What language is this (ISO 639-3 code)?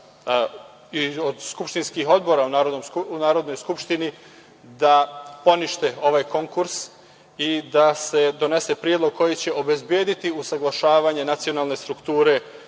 srp